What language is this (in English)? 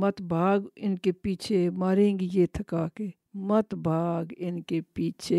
Urdu